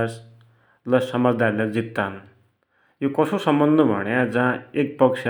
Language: Dotyali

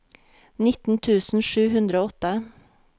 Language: Norwegian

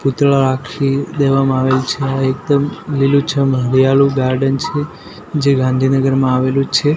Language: Gujarati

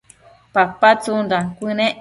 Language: Matsés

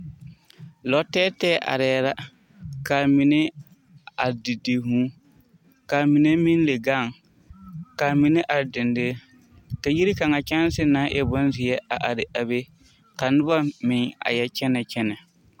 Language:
Southern Dagaare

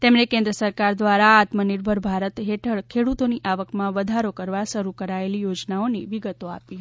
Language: Gujarati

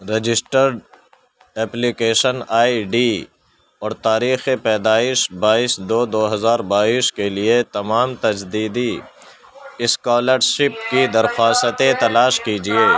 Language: Urdu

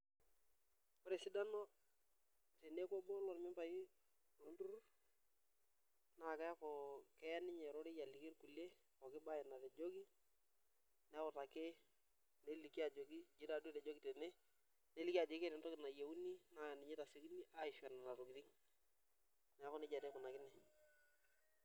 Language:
Masai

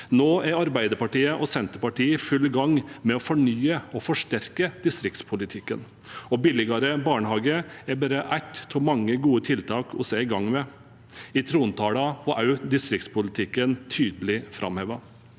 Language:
Norwegian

